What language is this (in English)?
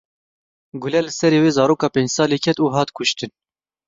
Kurdish